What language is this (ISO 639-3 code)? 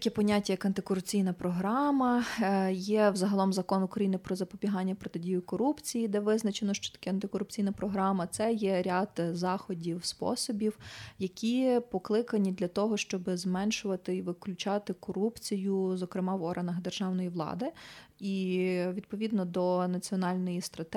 ukr